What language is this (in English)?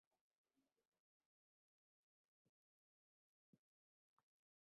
Hindi